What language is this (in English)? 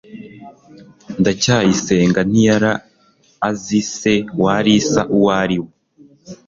Kinyarwanda